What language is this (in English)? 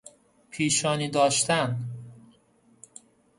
Persian